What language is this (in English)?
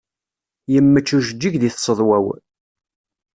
Kabyle